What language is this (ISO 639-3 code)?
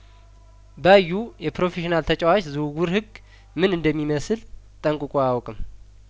amh